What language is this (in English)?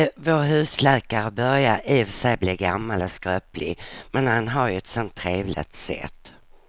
Swedish